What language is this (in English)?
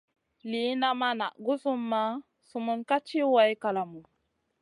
Masana